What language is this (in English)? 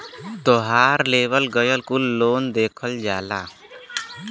Bhojpuri